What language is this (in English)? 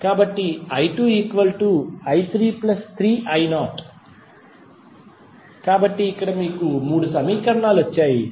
Telugu